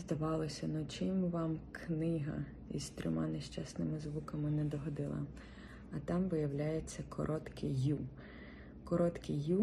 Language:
Ukrainian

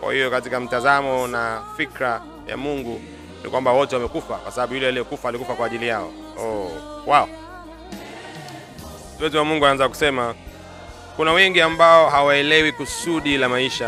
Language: Swahili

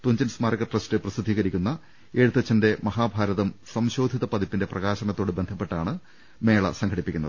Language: Malayalam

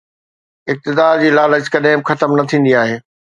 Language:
Sindhi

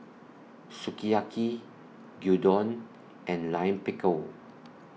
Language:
English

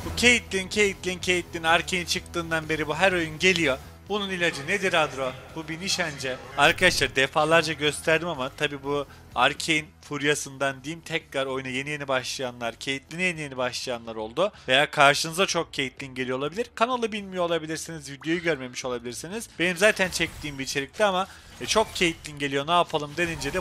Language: Turkish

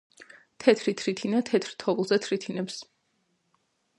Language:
Georgian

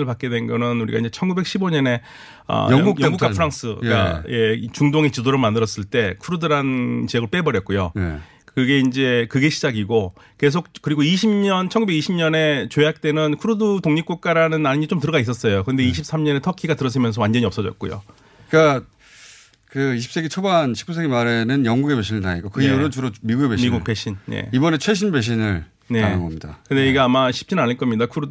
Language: Korean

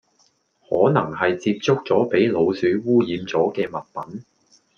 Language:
Cantonese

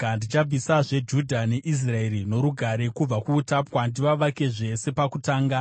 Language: Shona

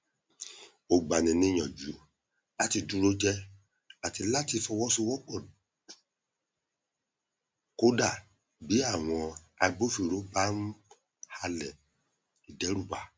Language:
Yoruba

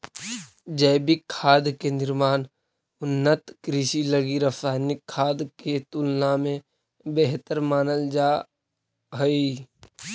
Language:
Magahi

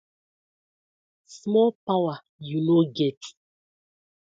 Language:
Nigerian Pidgin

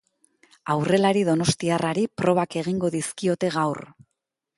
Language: Basque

